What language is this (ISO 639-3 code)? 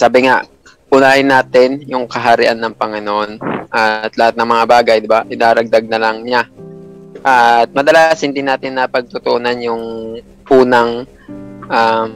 fil